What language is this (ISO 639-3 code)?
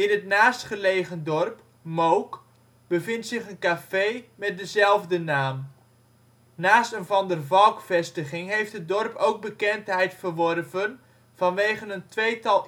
nld